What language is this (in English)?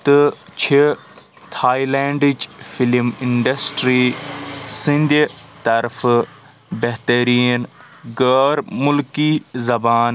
Kashmiri